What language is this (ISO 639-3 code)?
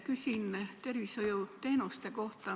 est